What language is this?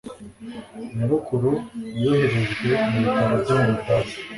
Kinyarwanda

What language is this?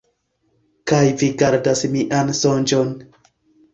Esperanto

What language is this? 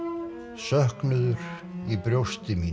Icelandic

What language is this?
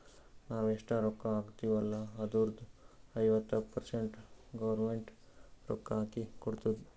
Kannada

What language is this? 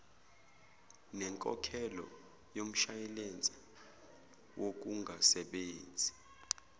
Zulu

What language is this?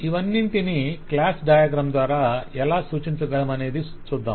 Telugu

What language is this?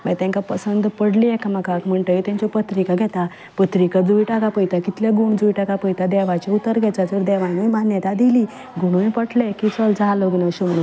Konkani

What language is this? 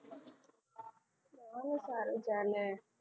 Gujarati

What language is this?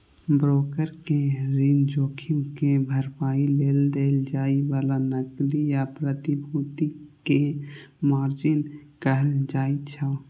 Maithili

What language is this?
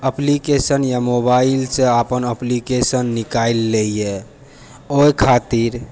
Maithili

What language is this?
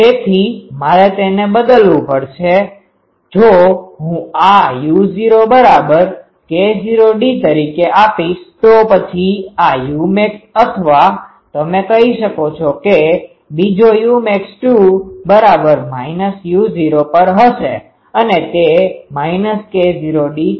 Gujarati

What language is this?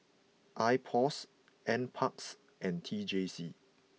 English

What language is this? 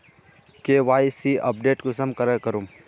Magahi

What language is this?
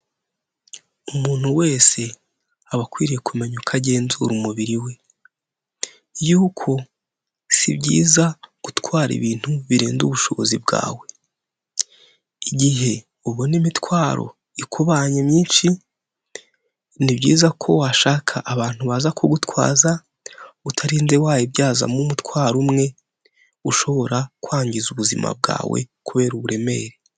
Kinyarwanda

